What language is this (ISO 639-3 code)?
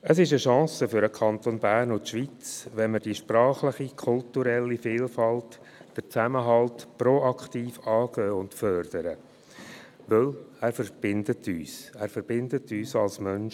gsw